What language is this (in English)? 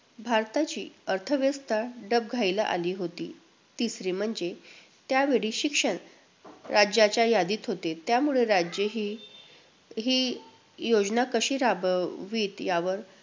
Marathi